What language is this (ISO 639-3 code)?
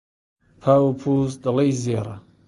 ckb